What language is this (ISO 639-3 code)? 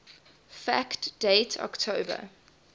eng